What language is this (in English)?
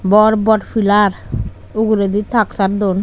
Chakma